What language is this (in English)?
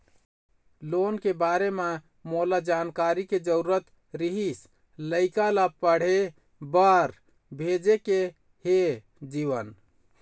Chhattisgarhi